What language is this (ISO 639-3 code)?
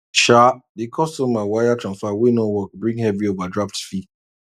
pcm